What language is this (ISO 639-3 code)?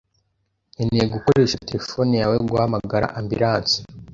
kin